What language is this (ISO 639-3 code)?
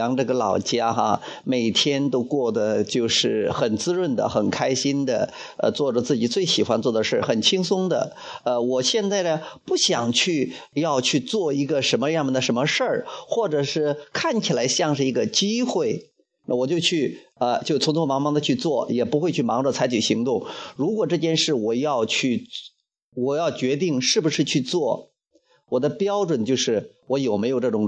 zho